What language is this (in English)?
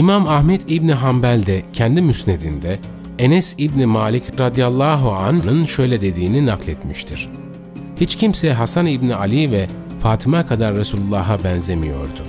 Turkish